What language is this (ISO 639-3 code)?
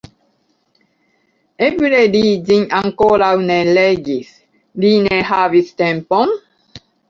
epo